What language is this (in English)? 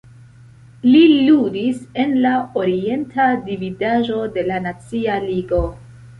Esperanto